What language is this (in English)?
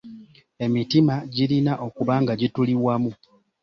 Ganda